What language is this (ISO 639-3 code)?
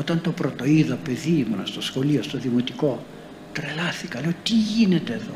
ell